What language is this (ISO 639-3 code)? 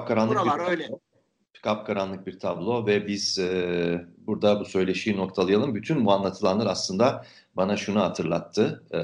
tur